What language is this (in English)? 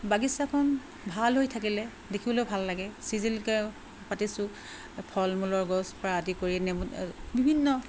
Assamese